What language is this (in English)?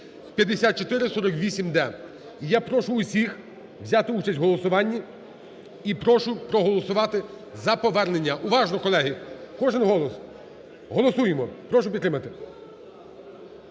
Ukrainian